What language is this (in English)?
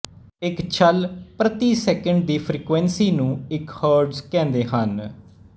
Punjabi